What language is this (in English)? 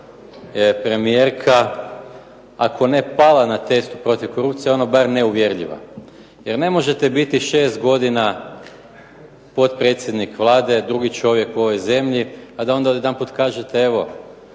Croatian